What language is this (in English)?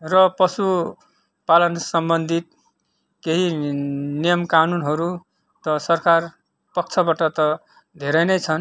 Nepali